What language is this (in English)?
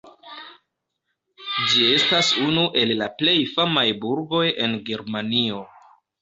Esperanto